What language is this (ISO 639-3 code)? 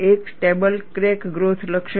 guj